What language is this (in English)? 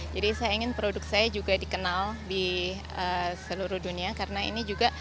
Indonesian